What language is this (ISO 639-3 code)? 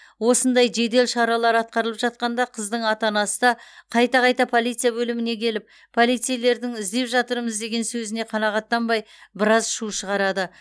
kaz